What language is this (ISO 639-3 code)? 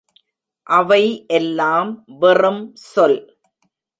tam